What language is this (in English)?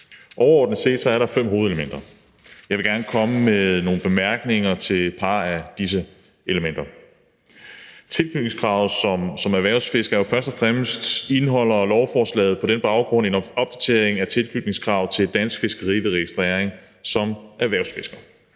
Danish